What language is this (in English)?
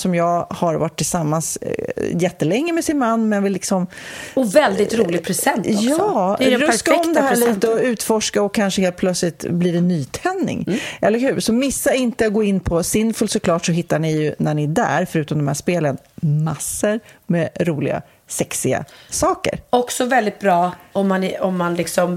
Swedish